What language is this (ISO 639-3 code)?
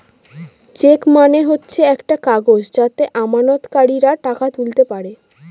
ben